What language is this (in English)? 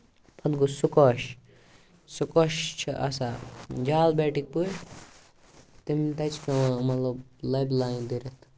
Kashmiri